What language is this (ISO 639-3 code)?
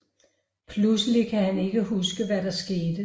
dan